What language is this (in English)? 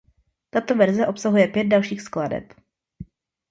Czech